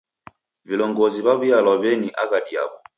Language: Taita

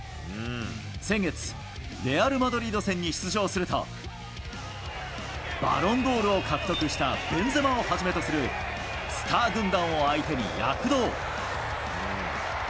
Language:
Japanese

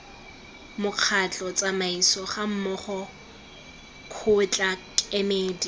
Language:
Tswana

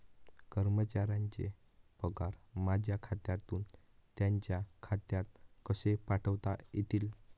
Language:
Marathi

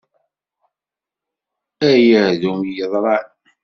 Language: Kabyle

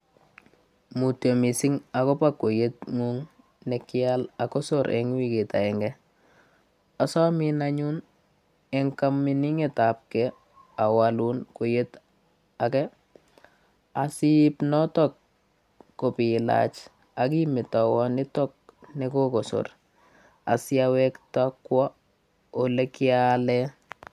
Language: Kalenjin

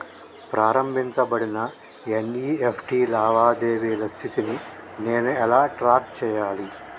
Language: Telugu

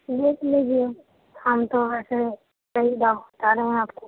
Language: Urdu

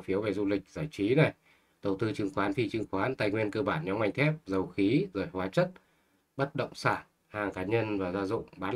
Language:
Vietnamese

